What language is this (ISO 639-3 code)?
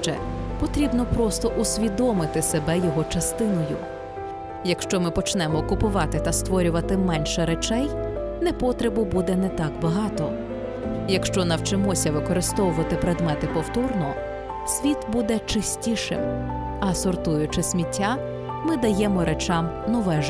ukr